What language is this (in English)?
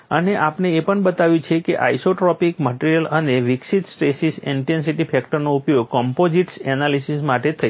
Gujarati